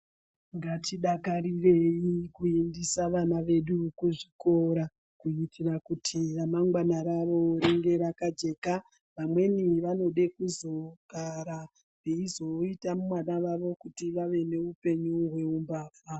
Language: Ndau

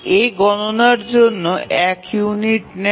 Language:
Bangla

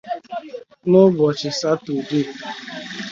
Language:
Igbo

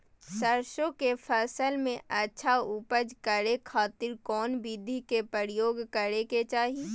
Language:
Magahi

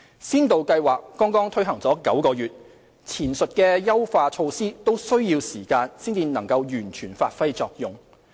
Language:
Cantonese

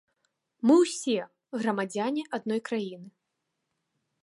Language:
Belarusian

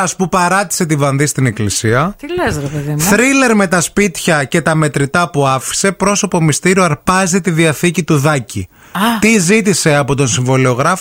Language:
Greek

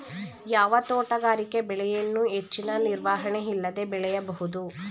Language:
Kannada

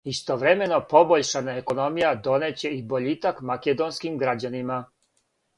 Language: Serbian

